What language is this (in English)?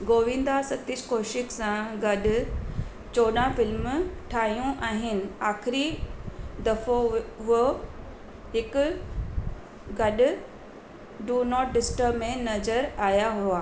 Sindhi